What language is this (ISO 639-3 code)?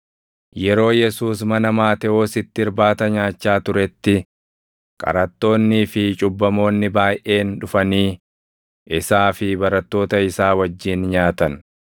orm